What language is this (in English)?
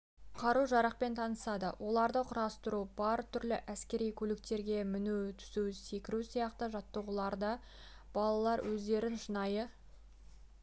Kazakh